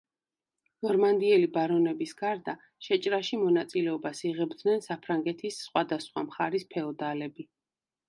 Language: Georgian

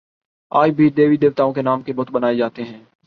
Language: Urdu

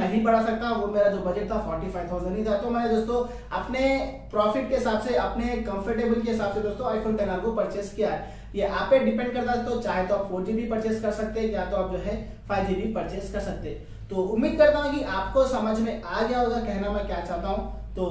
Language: Hindi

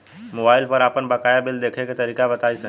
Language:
Bhojpuri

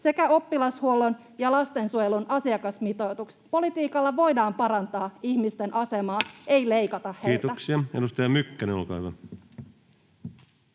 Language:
Finnish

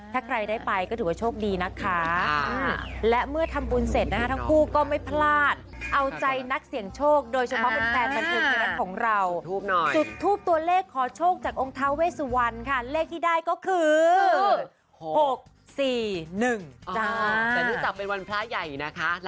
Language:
Thai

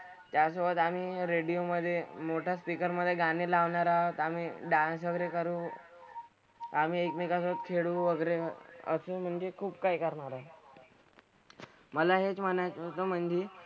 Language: Marathi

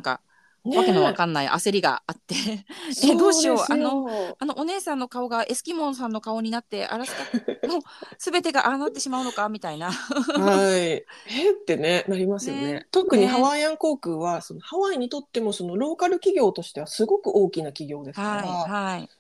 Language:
Japanese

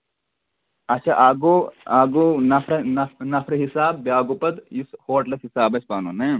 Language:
Kashmiri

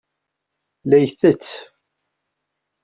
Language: Kabyle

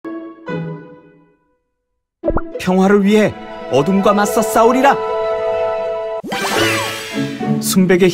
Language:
Korean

